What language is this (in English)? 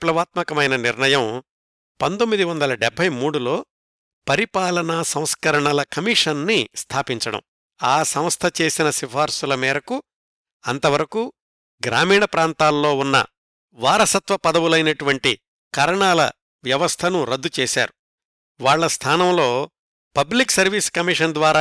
Telugu